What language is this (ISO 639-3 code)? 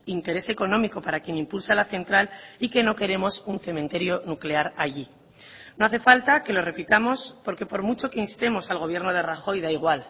spa